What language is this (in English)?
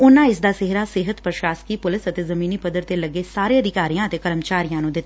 Punjabi